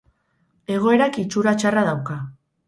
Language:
Basque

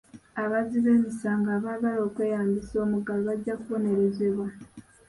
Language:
Ganda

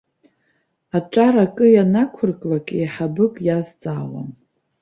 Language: Abkhazian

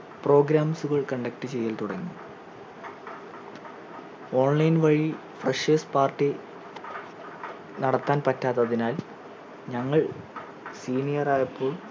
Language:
Malayalam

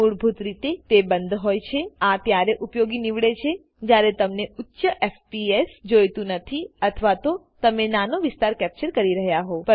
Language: Gujarati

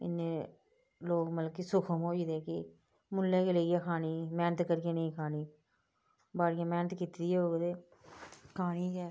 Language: Dogri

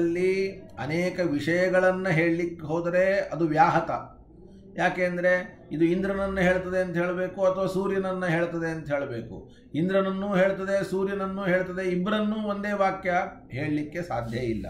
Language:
Kannada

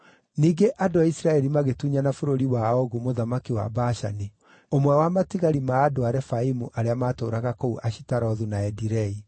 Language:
Kikuyu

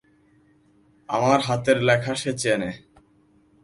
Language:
Bangla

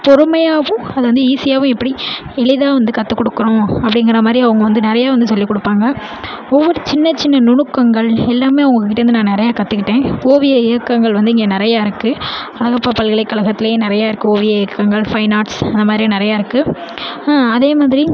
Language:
Tamil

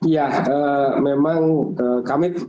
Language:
Indonesian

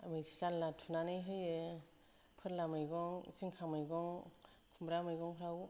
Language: Bodo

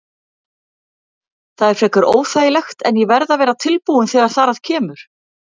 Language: Icelandic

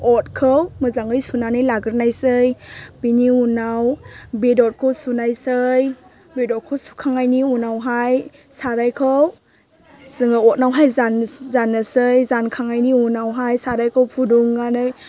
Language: Bodo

